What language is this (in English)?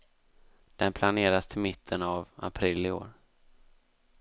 Swedish